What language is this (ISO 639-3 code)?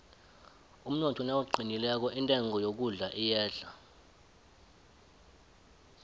nbl